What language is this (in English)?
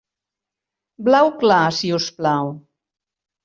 Catalan